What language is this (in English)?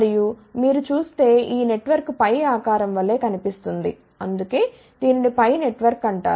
Telugu